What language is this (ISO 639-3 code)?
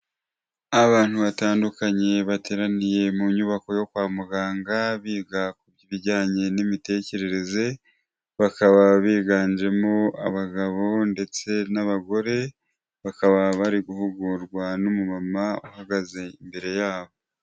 kin